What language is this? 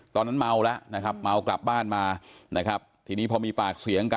Thai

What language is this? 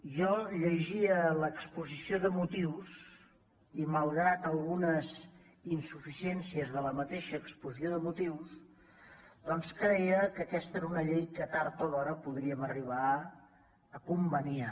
Catalan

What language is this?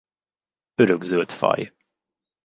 Hungarian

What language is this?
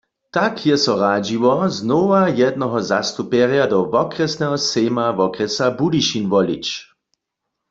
Upper Sorbian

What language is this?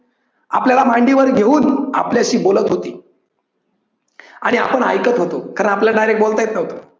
Marathi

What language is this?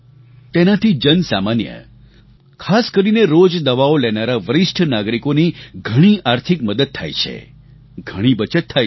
Gujarati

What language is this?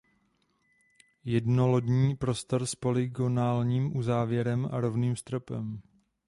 Czech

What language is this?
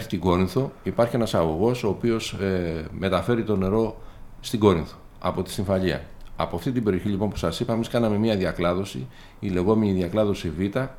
Greek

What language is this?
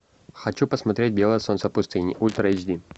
Russian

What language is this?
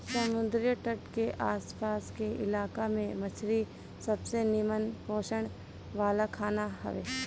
Bhojpuri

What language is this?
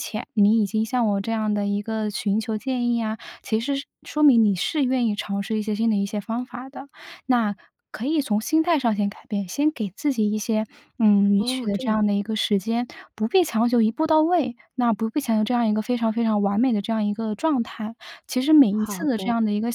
Chinese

